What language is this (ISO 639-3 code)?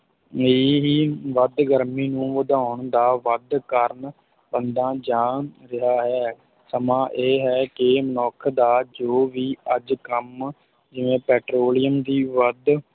pan